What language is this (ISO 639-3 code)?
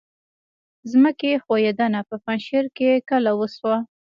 pus